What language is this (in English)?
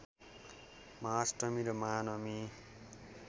Nepali